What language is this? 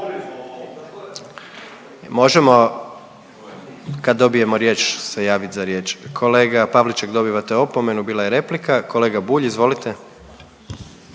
Croatian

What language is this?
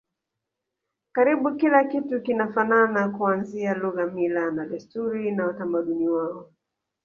Swahili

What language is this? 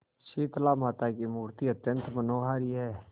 Hindi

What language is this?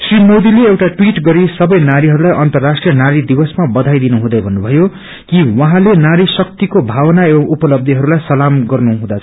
Nepali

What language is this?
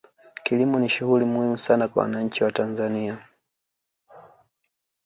Swahili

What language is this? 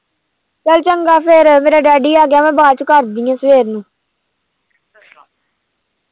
Punjabi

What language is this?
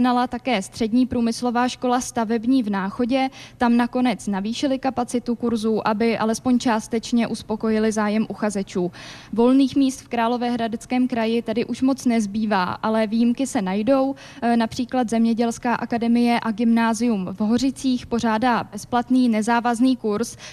Czech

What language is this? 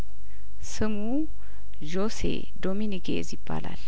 Amharic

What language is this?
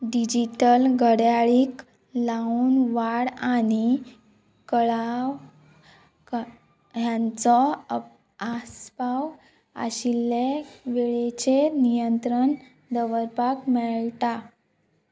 Konkani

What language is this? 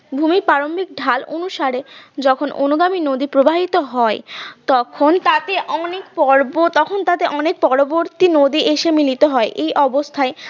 Bangla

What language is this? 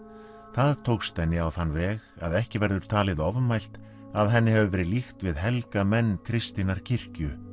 Icelandic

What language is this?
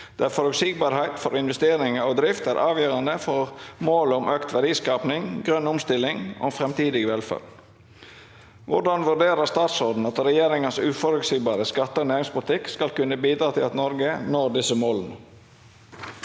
Norwegian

